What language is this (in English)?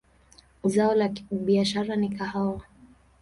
Swahili